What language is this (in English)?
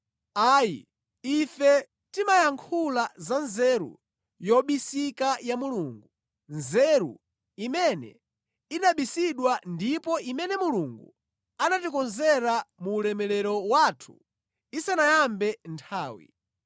Nyanja